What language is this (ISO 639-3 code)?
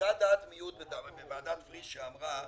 heb